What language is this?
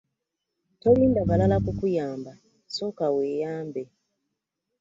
Ganda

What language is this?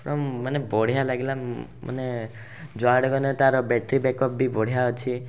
Odia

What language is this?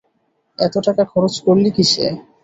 Bangla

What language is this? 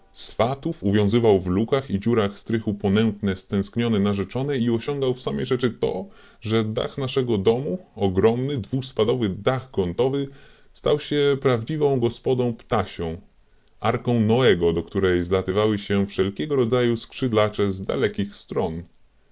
Polish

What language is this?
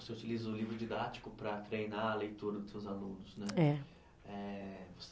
Portuguese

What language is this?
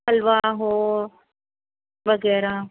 Urdu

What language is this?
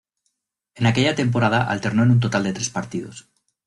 Spanish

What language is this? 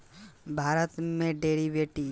Bhojpuri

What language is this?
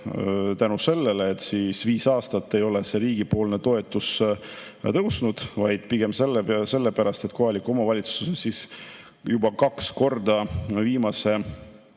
Estonian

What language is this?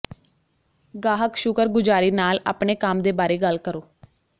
Punjabi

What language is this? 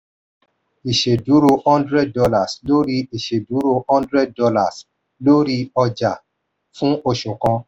Yoruba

